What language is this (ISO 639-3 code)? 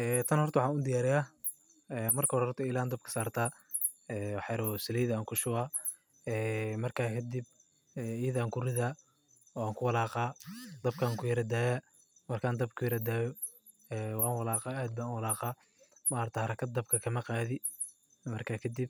som